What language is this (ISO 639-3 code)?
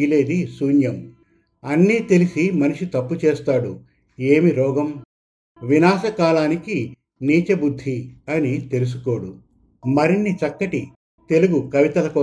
tel